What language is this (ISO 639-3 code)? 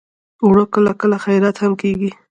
pus